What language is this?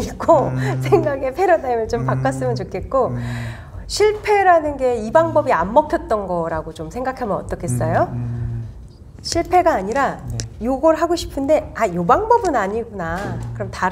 Korean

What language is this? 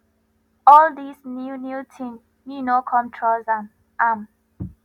Nigerian Pidgin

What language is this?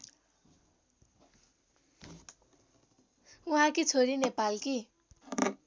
Nepali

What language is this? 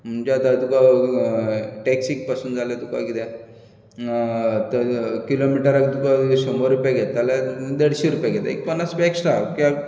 Konkani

